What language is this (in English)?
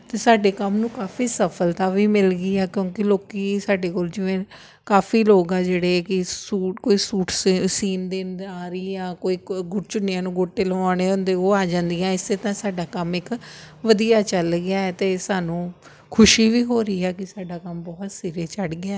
Punjabi